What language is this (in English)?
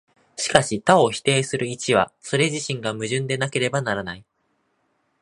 Japanese